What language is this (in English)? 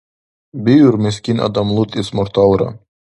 Dargwa